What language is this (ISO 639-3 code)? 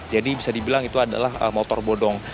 ind